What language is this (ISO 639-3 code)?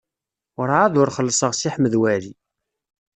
kab